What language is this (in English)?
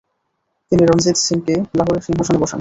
Bangla